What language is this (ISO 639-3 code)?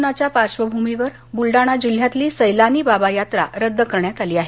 mar